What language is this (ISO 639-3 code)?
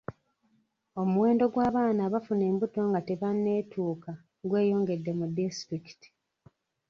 lug